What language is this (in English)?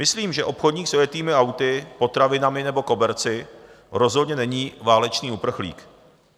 Czech